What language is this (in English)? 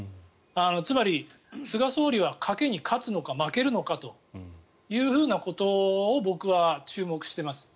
Japanese